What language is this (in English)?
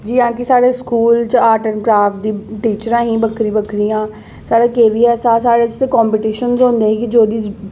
Dogri